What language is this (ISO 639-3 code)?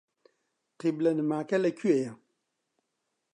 ckb